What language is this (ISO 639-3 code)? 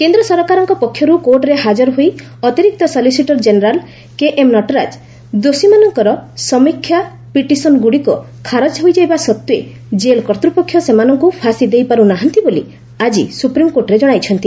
ori